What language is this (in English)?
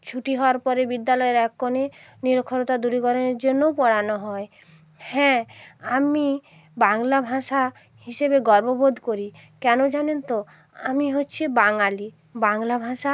Bangla